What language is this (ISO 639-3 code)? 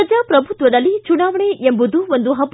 kan